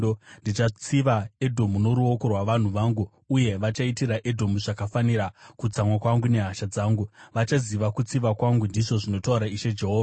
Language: Shona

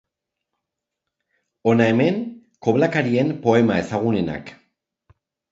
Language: Basque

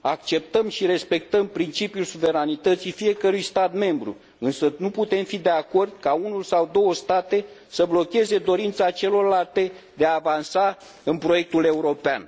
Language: Romanian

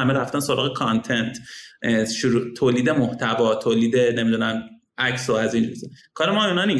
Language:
Persian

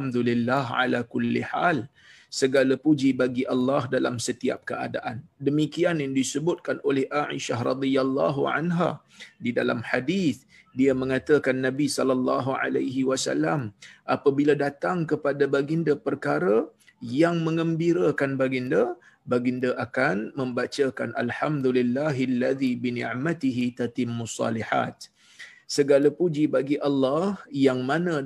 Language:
Malay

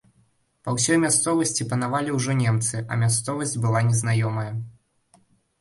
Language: Belarusian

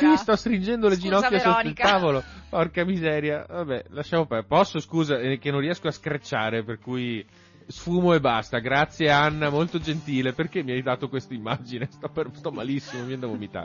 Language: Italian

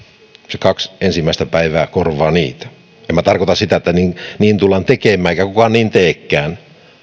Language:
Finnish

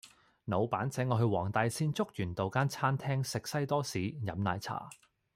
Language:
Cantonese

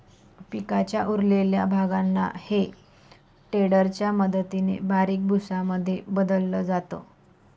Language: Marathi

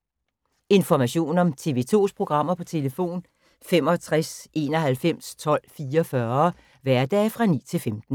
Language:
Danish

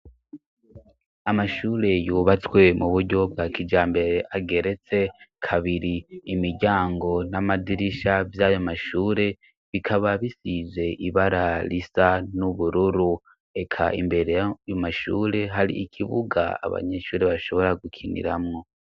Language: Rundi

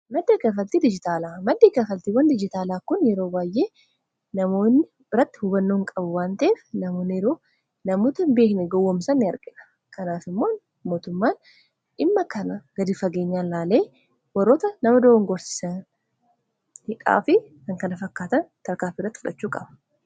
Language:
Oromo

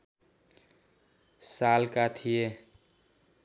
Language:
Nepali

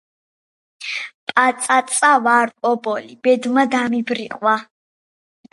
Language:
Georgian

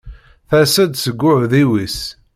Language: Kabyle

